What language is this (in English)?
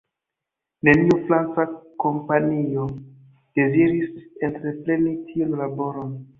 Esperanto